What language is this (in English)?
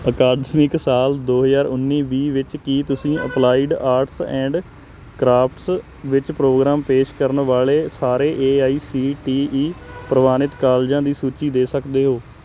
Punjabi